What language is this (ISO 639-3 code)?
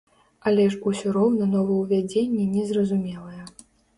bel